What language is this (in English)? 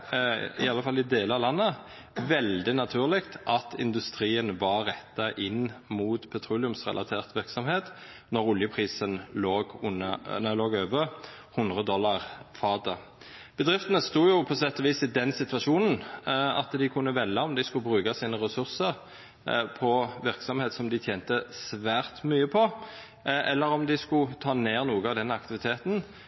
Norwegian Nynorsk